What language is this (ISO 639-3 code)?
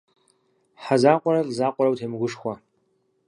kbd